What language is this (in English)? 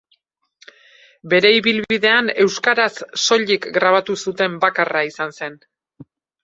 Basque